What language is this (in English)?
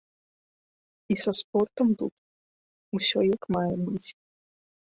Belarusian